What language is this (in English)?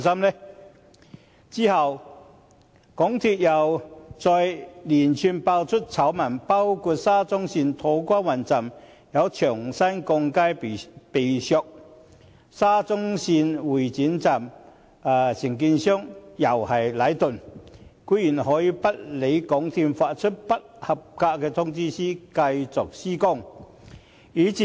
Cantonese